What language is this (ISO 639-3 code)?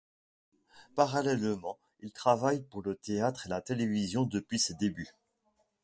fra